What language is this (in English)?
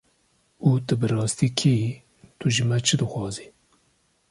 Kurdish